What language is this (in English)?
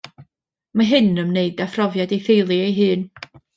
Welsh